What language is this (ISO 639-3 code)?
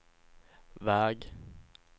swe